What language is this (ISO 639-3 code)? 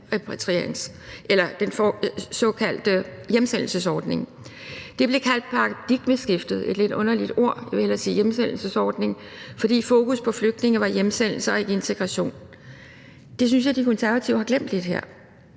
dan